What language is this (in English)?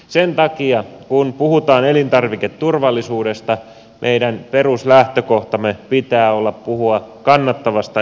Finnish